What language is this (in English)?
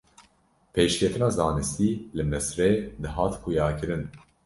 Kurdish